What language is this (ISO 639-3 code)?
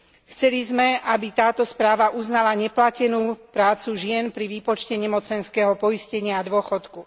slk